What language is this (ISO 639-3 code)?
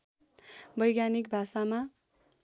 nep